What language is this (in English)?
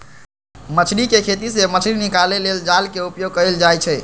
Magahi